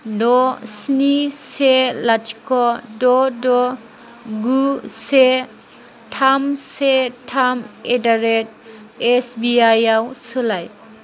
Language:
Bodo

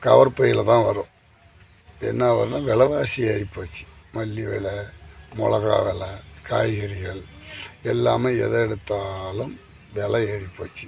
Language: Tamil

